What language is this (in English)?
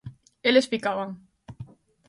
Galician